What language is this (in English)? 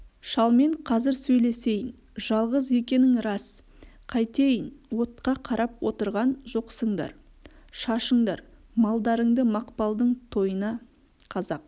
Kazakh